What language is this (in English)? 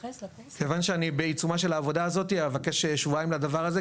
Hebrew